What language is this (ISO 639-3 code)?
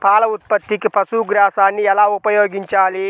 tel